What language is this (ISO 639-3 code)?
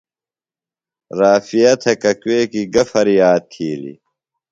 phl